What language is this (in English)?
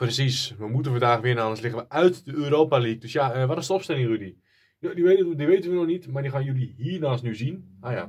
Dutch